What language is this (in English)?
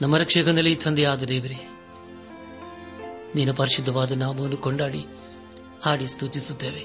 Kannada